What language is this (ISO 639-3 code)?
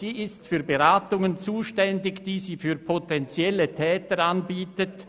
gsw